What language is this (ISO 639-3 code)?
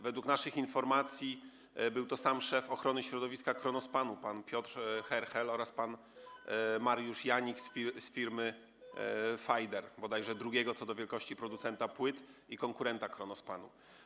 pol